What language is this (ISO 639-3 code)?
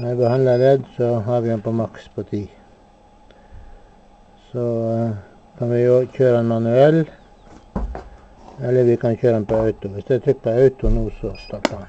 swe